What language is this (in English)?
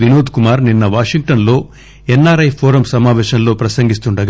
Telugu